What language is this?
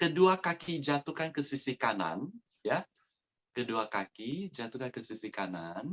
Indonesian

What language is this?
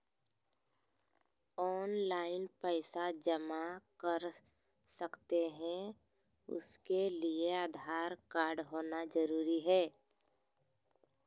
Magahi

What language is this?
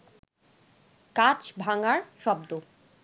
Bangla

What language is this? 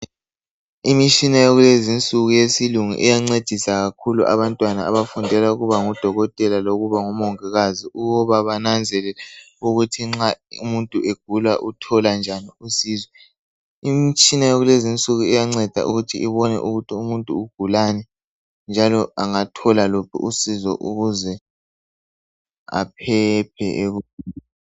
North Ndebele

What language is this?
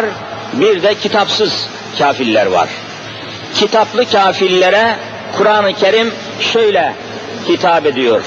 Turkish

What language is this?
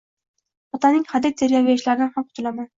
Uzbek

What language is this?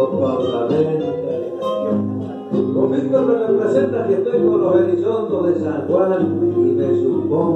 Spanish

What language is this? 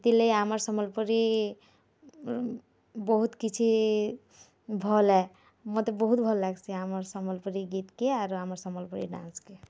Odia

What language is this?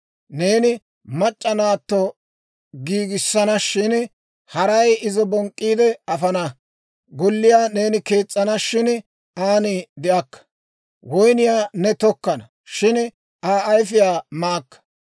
Dawro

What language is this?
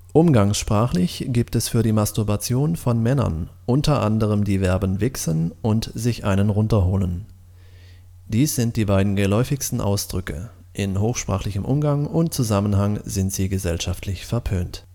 German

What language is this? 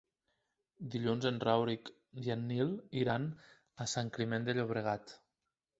Catalan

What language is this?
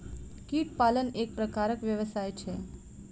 Maithili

